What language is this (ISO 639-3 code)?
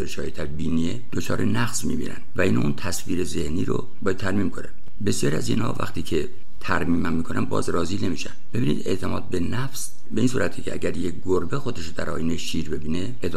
fas